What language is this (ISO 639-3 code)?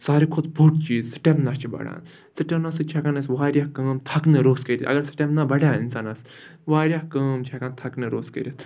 kas